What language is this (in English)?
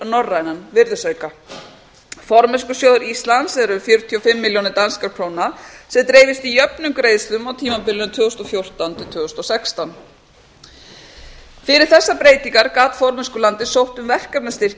Icelandic